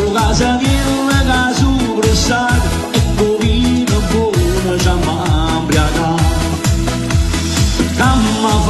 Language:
Vietnamese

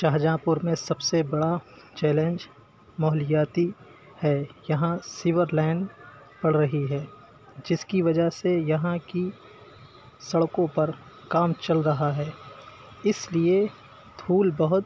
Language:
Urdu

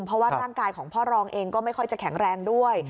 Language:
Thai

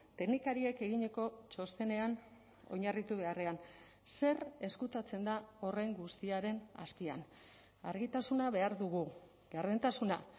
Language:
Basque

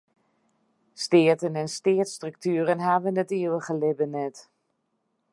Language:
Western Frisian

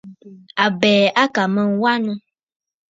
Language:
Bafut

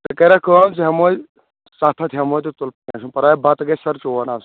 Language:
Kashmiri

